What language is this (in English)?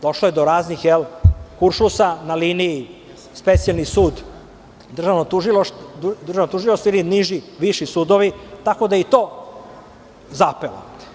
Serbian